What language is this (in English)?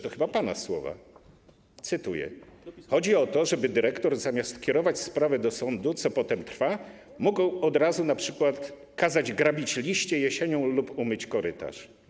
Polish